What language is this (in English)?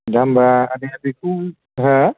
Bodo